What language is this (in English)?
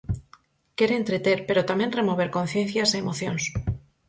Galician